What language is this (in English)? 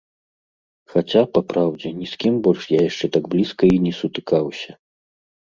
Belarusian